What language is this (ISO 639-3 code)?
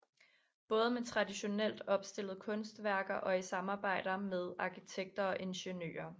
dan